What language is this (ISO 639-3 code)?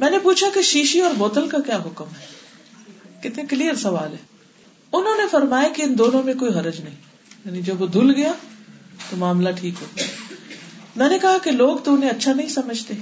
urd